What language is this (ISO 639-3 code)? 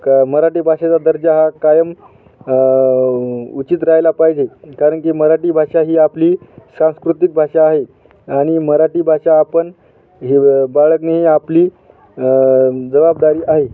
mar